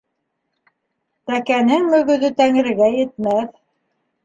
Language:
Bashkir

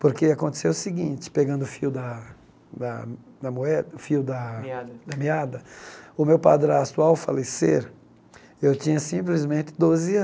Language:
Portuguese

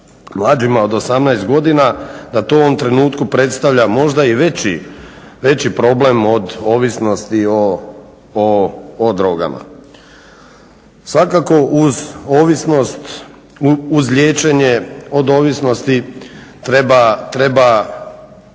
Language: Croatian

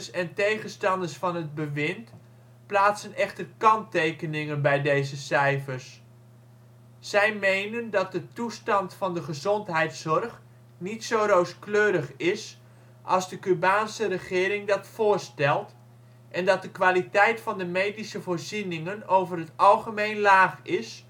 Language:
Dutch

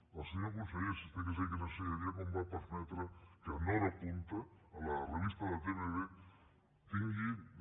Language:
Catalan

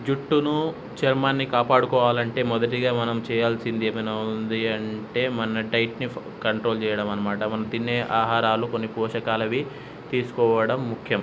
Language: Telugu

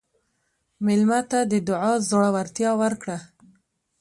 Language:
Pashto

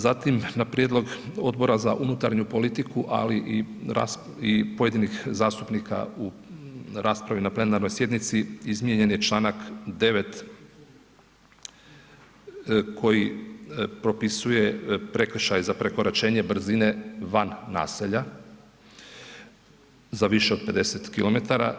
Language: Croatian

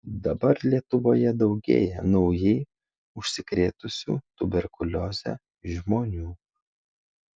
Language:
Lithuanian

